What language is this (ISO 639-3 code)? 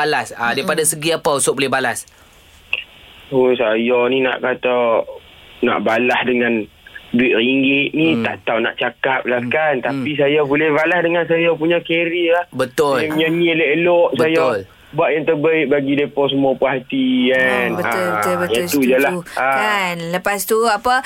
msa